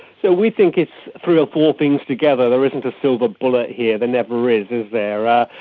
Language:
English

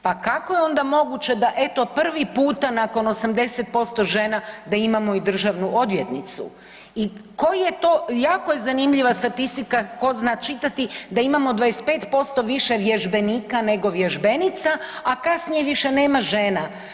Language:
Croatian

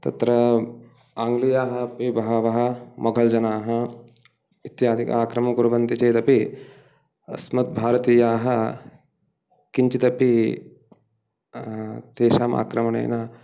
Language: Sanskrit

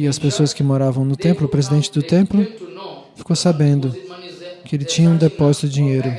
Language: Portuguese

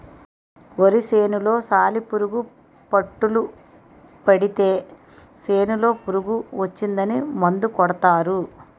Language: Telugu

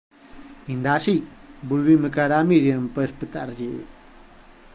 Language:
Galician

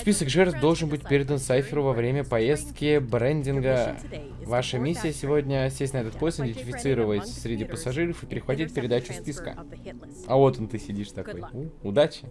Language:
Russian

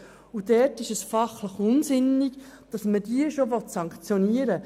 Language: Swiss German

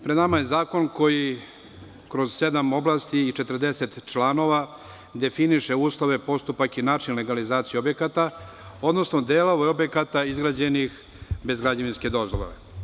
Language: Serbian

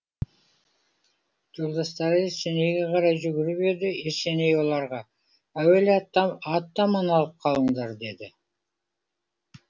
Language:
Kazakh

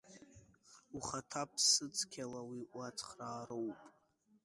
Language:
Abkhazian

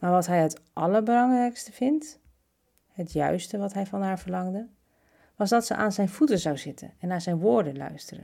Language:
Dutch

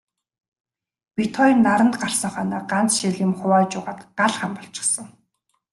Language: Mongolian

